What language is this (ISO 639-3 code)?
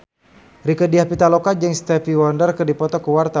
sun